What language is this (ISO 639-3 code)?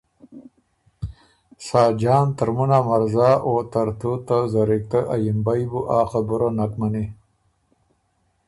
oru